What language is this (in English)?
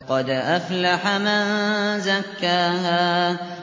Arabic